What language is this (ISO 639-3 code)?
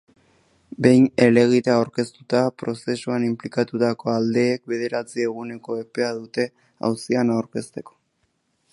eus